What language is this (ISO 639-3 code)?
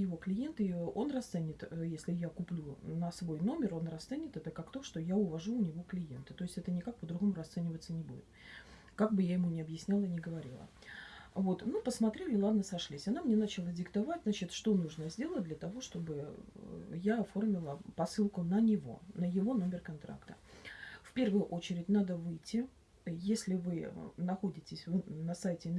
rus